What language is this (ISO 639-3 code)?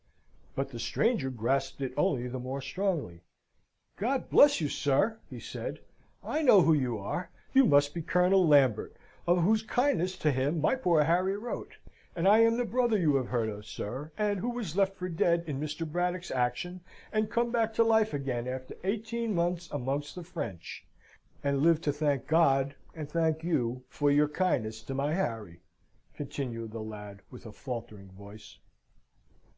eng